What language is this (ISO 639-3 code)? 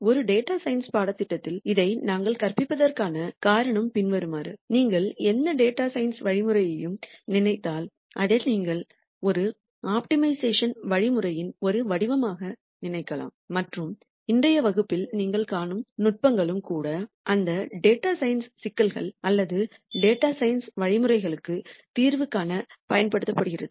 tam